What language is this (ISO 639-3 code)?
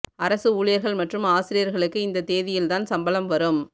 tam